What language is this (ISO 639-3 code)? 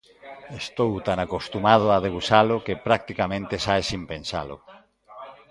glg